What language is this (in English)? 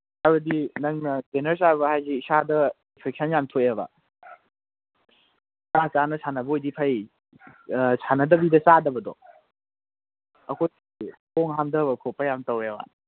Manipuri